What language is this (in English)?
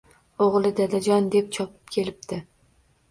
Uzbek